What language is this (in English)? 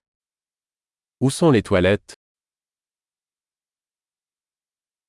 Ukrainian